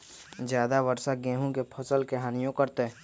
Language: Magahi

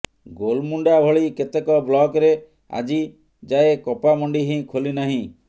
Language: Odia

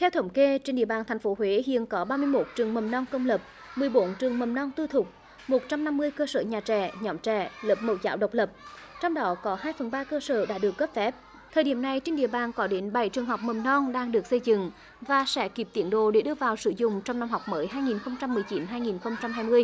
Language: Vietnamese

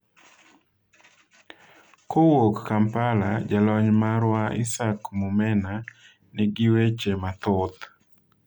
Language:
Luo (Kenya and Tanzania)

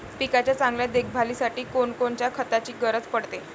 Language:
Marathi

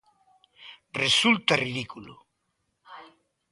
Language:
Galician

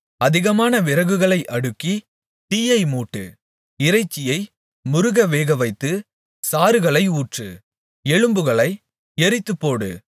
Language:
Tamil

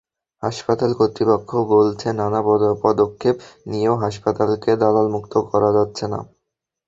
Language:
Bangla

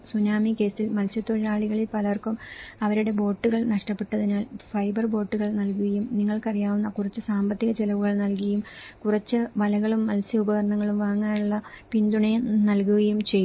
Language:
Malayalam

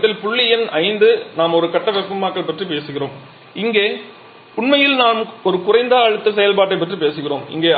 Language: Tamil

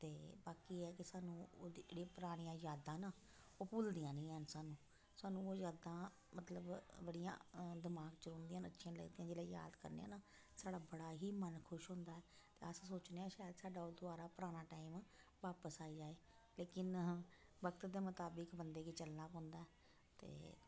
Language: Dogri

